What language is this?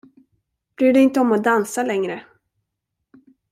Swedish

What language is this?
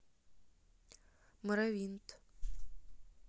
Russian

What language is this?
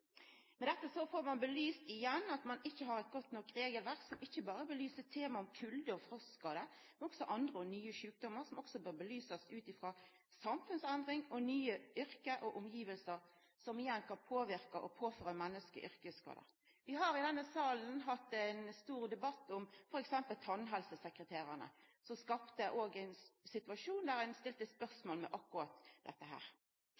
Norwegian Nynorsk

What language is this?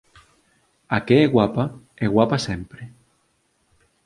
Galician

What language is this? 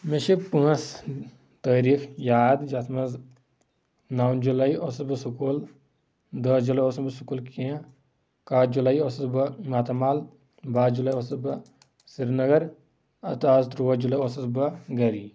Kashmiri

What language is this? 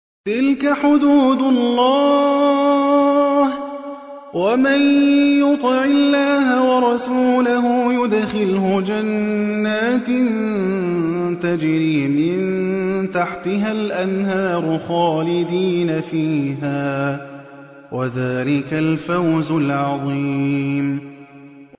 Arabic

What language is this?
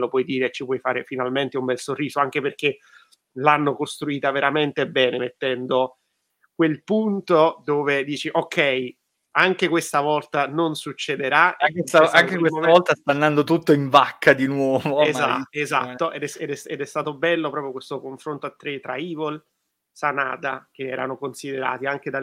Italian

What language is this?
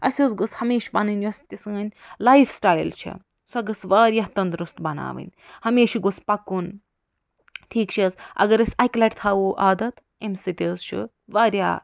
Kashmiri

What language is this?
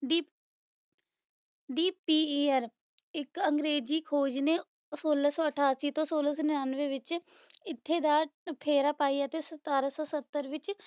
Punjabi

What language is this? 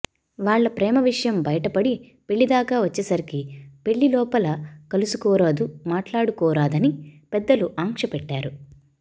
Telugu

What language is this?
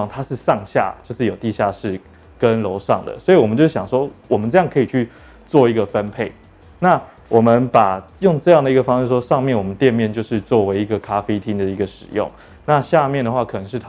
Chinese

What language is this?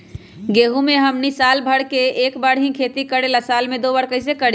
Magahi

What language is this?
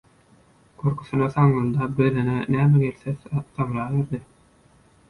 Turkmen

